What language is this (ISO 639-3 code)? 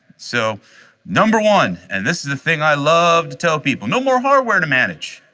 eng